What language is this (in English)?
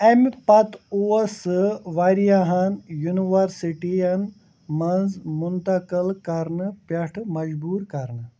Kashmiri